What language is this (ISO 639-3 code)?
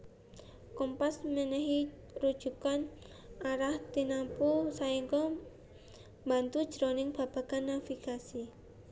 jav